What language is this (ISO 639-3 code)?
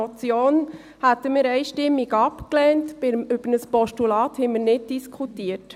gsw